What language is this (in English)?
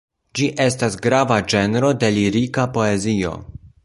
Esperanto